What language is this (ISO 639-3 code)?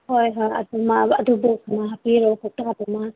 mni